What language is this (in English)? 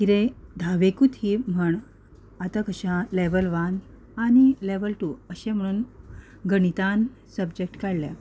Konkani